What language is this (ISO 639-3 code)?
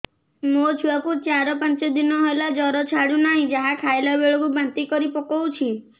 ori